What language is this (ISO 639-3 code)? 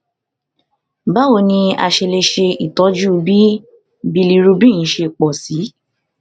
yor